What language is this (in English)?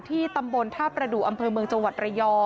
Thai